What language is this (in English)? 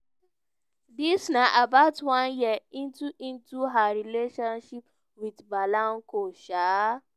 Nigerian Pidgin